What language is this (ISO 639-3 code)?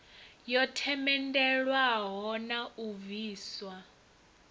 ven